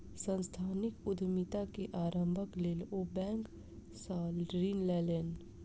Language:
Maithili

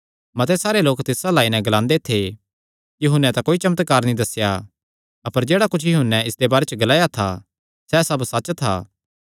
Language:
Kangri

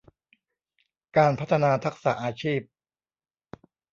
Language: Thai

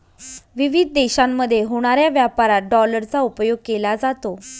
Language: Marathi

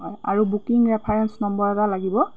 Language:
Assamese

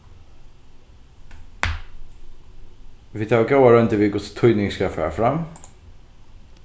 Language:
Faroese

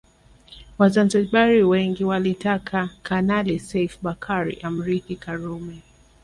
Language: Swahili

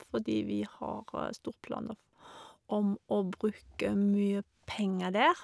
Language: Norwegian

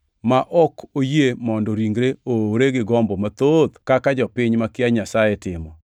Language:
Luo (Kenya and Tanzania)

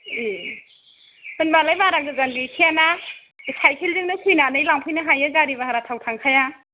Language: Bodo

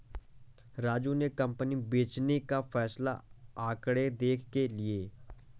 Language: Hindi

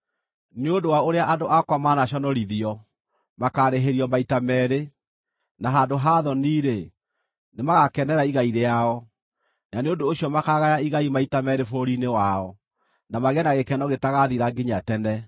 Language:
Kikuyu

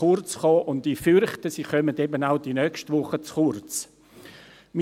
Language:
Swiss German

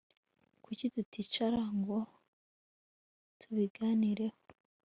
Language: Kinyarwanda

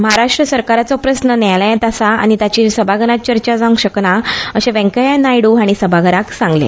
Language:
Konkani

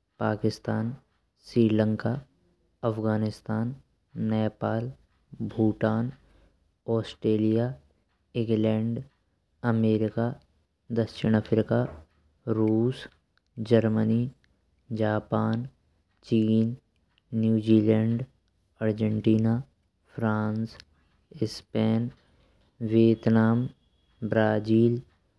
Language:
Braj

